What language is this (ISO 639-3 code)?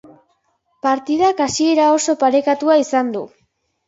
eus